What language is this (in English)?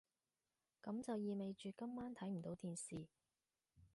Cantonese